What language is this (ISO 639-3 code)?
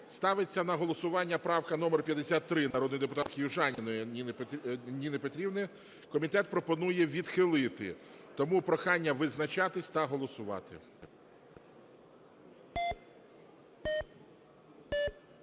ukr